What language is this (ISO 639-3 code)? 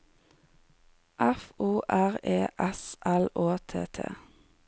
nor